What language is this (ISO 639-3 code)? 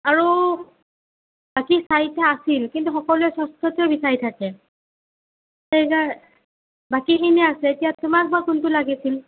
asm